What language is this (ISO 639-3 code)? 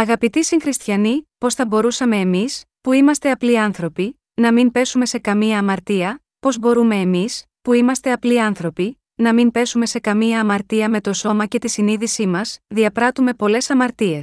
ell